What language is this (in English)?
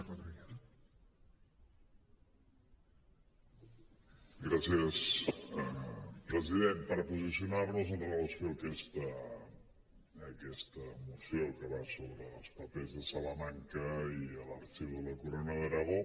Catalan